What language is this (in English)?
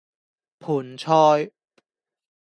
Cantonese